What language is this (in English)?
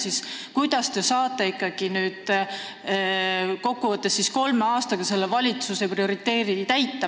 Estonian